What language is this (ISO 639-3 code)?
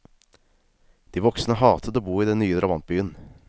nor